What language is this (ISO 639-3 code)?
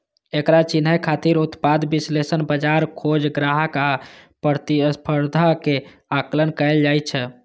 mai